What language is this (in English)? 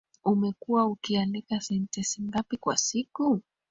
Swahili